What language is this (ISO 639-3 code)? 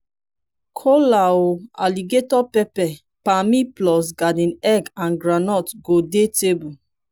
pcm